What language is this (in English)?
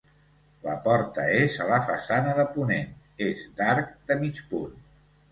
Catalan